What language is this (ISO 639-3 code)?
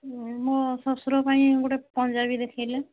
ori